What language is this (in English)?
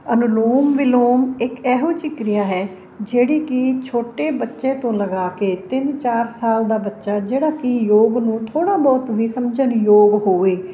Punjabi